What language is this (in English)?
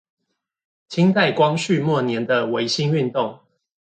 Chinese